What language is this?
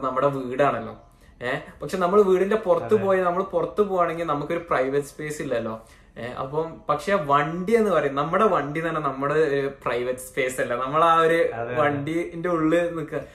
Malayalam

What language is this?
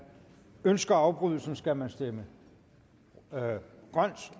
Danish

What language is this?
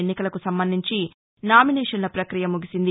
Telugu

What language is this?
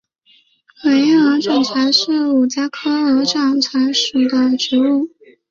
Chinese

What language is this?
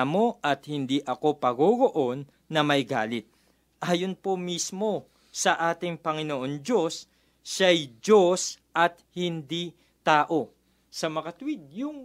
Filipino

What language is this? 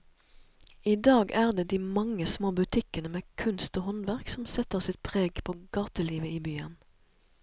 Norwegian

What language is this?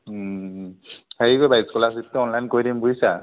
Assamese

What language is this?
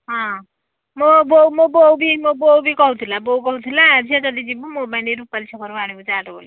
Odia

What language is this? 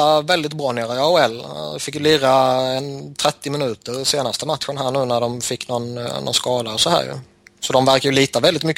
Swedish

